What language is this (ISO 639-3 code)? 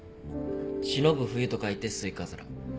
jpn